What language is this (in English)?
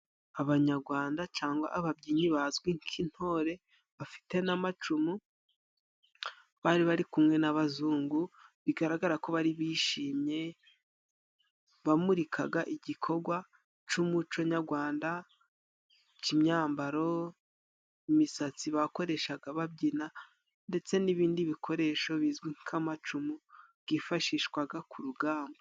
Kinyarwanda